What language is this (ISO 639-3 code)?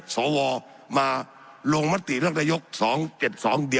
tha